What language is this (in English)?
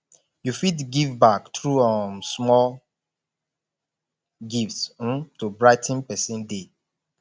Nigerian Pidgin